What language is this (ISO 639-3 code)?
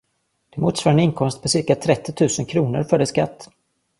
swe